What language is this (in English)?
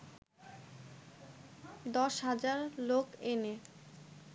Bangla